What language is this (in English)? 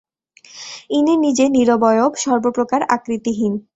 Bangla